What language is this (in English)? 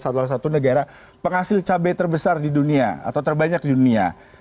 Indonesian